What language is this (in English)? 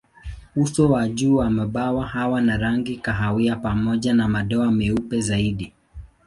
Swahili